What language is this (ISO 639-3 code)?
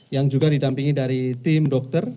ind